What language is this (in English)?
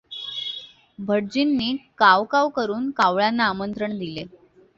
Marathi